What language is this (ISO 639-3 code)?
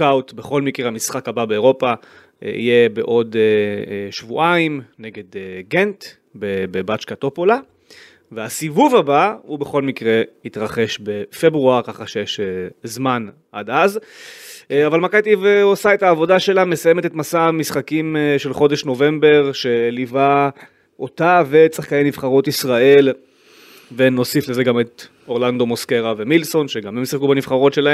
heb